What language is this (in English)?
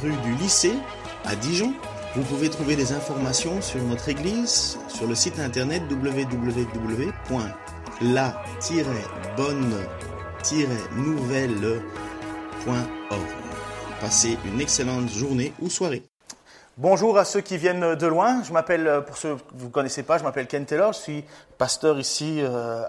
French